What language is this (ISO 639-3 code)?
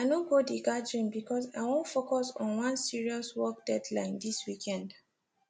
pcm